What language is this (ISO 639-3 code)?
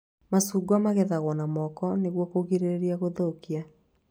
kik